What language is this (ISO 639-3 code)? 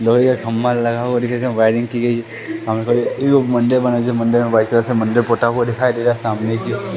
hin